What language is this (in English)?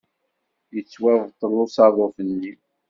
Kabyle